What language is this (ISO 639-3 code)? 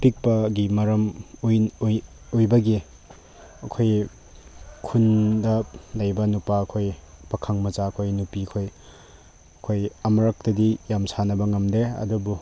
mni